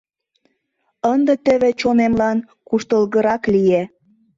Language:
Mari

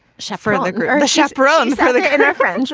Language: English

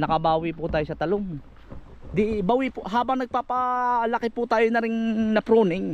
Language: Filipino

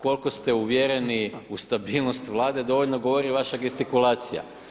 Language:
Croatian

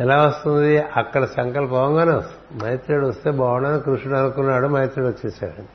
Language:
Telugu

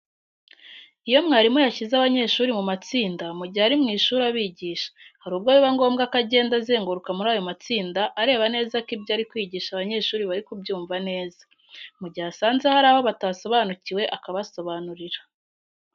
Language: Kinyarwanda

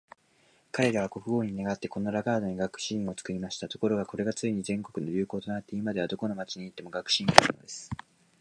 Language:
Japanese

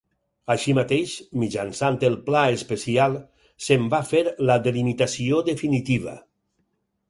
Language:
Catalan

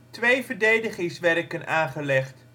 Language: Dutch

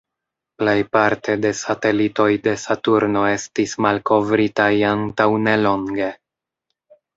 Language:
Esperanto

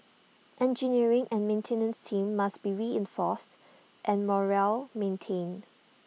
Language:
English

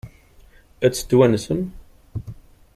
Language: Kabyle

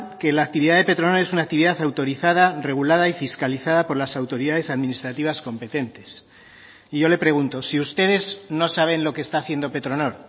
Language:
Spanish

